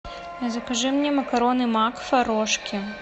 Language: Russian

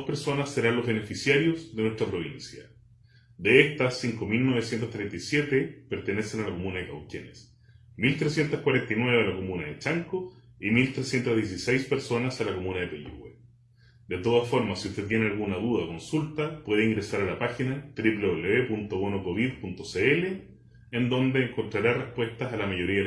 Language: Spanish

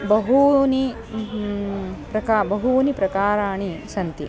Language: Sanskrit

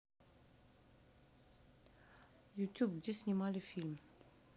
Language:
Russian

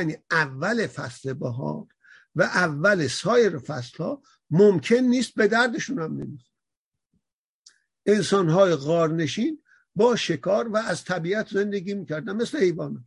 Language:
Persian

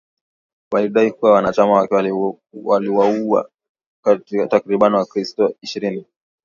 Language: Swahili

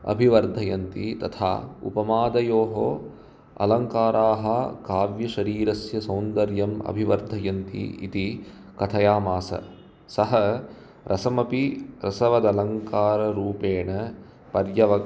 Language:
Sanskrit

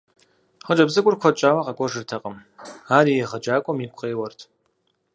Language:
Kabardian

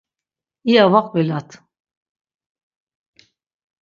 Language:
Laz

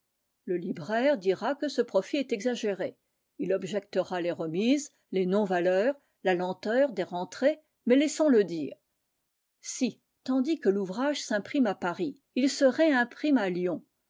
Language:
French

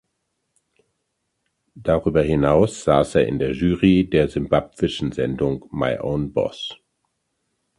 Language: German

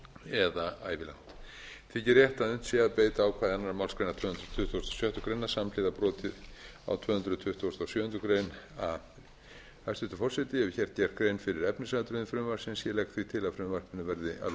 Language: Icelandic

